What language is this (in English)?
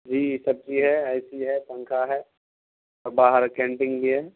Urdu